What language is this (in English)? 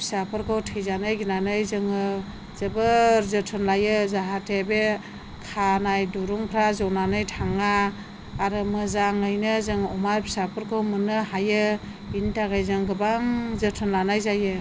Bodo